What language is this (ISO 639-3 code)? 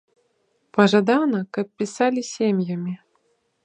bel